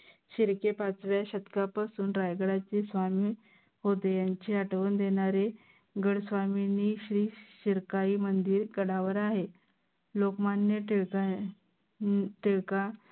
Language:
Marathi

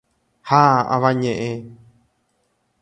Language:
Guarani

